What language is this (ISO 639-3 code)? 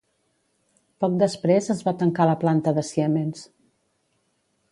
cat